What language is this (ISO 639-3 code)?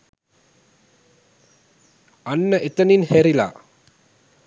sin